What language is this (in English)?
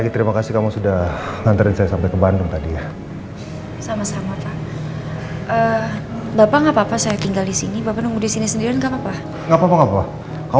Indonesian